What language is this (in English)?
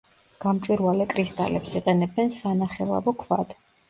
Georgian